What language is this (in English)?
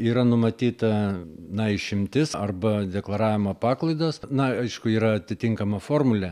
Lithuanian